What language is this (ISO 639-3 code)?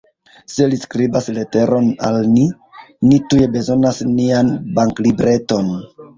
epo